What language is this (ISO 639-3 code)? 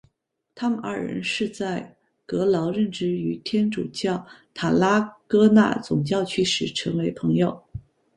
zho